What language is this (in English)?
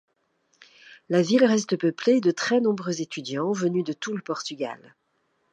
French